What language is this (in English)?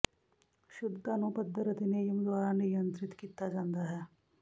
Punjabi